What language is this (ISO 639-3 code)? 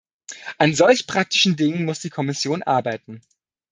deu